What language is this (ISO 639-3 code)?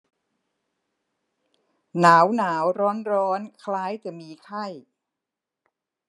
tha